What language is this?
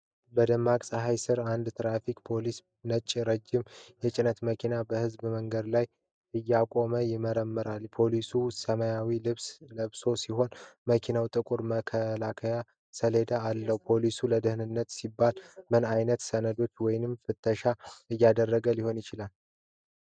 Amharic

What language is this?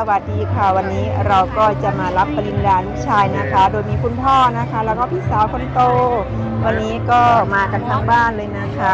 Thai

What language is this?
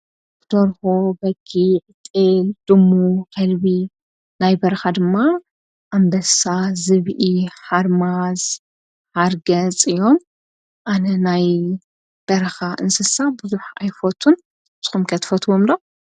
Tigrinya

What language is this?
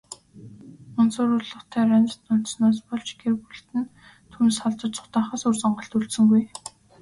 Mongolian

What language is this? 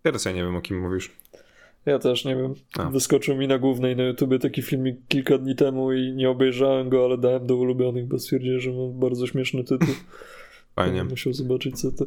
Polish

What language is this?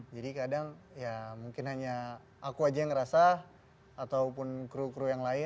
Indonesian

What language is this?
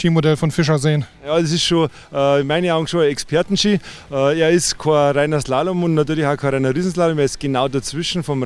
German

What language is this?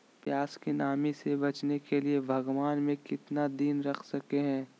Magahi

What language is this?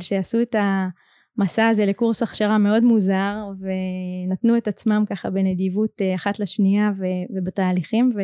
Hebrew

